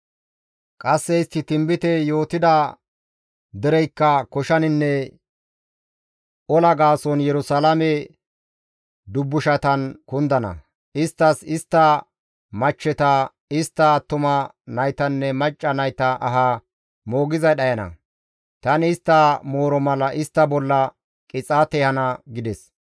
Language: Gamo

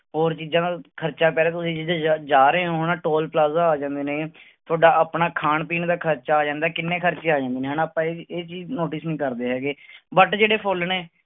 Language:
Punjabi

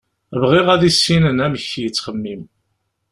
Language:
Kabyle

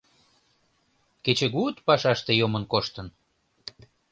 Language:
Mari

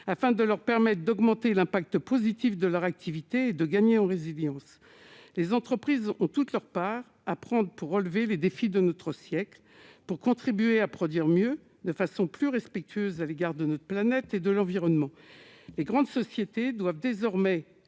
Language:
French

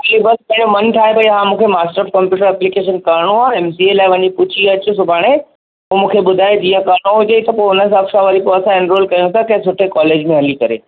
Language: Sindhi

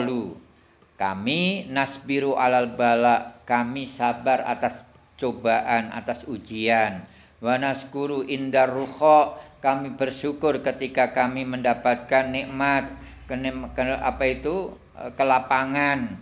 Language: Indonesian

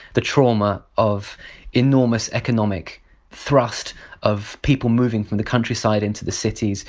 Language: English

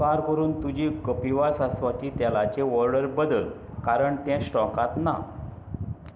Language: Konkani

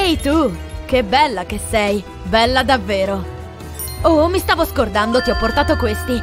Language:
Italian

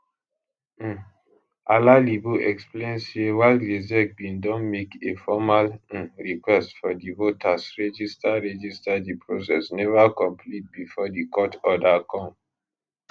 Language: Nigerian Pidgin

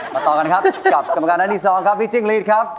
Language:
Thai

